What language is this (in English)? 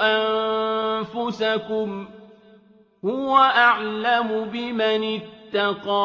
Arabic